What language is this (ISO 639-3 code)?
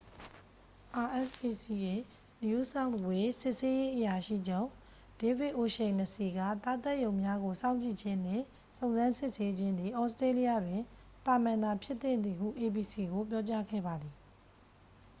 mya